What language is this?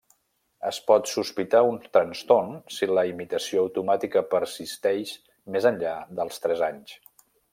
Catalan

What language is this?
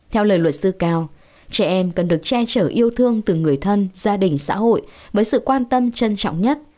Vietnamese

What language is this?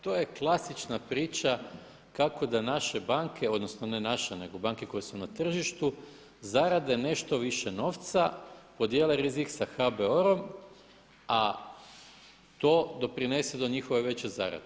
Croatian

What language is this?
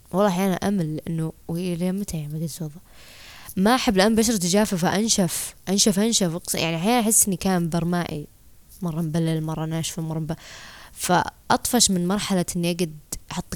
Arabic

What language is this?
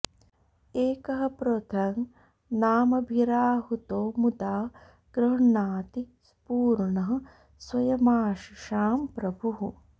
Sanskrit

